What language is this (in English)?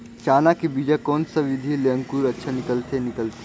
Chhattisgarhi